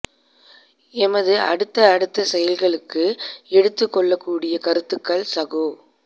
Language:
Tamil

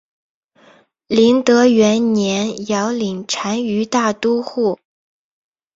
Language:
Chinese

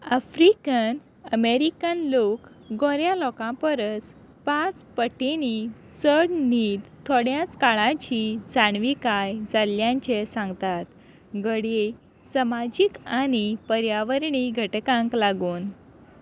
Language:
Konkani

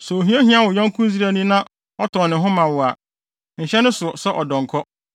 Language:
Akan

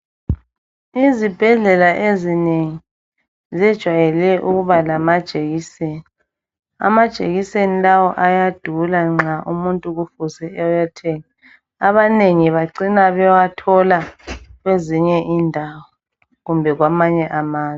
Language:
North Ndebele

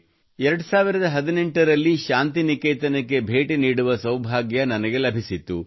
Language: Kannada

